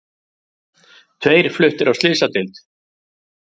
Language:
Icelandic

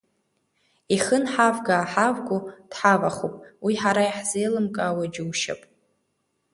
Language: Abkhazian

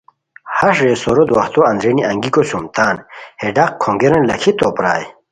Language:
Khowar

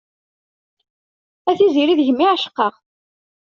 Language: Kabyle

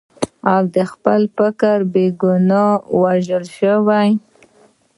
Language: Pashto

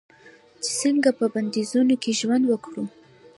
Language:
Pashto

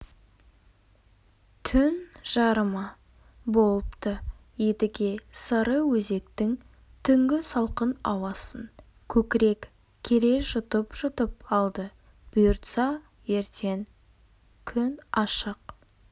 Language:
Kazakh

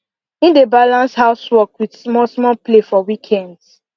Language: Nigerian Pidgin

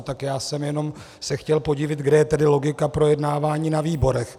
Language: Czech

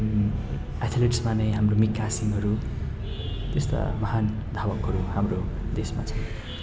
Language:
Nepali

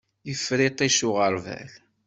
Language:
Kabyle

